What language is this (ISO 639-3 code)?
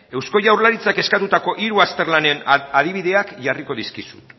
eus